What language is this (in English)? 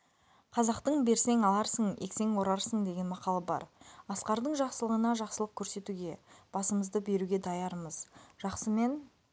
Kazakh